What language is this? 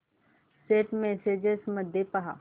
Marathi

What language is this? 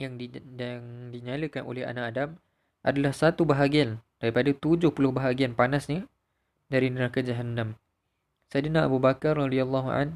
Malay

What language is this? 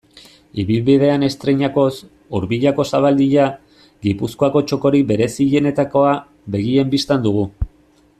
Basque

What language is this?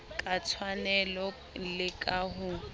Southern Sotho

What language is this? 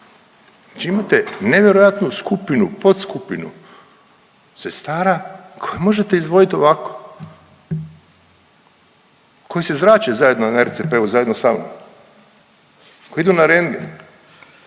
Croatian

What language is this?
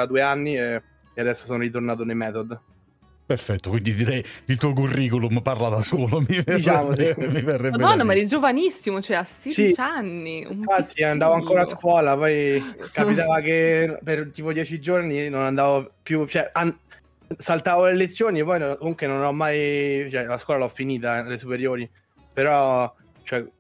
Italian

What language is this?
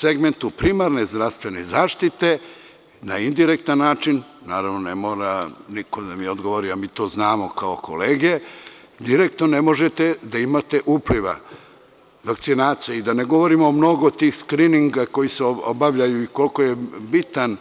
Serbian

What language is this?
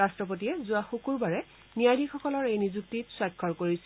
Assamese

